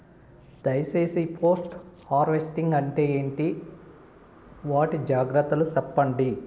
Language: Telugu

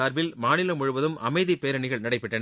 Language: Tamil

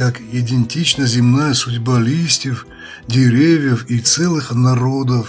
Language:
Russian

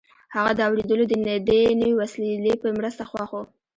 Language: Pashto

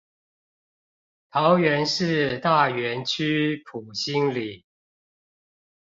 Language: Chinese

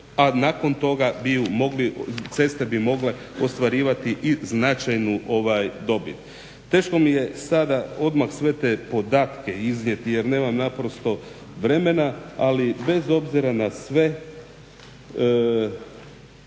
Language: Croatian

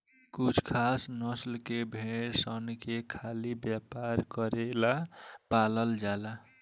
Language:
Bhojpuri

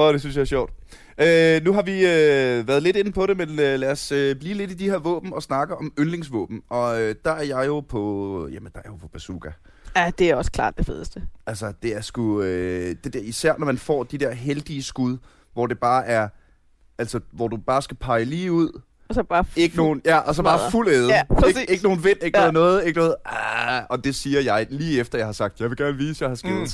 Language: Danish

